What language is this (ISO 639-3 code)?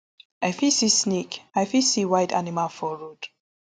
pcm